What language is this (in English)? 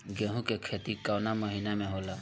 Bhojpuri